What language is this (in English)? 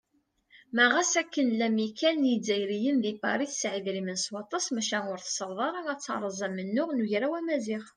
Kabyle